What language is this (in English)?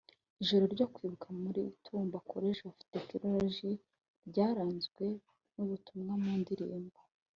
Kinyarwanda